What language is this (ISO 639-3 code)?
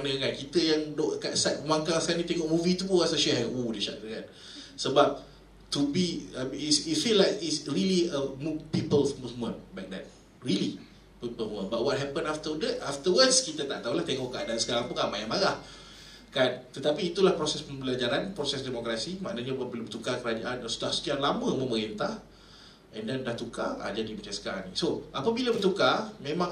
msa